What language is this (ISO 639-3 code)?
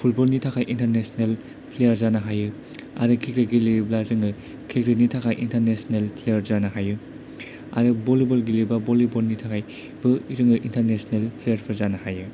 brx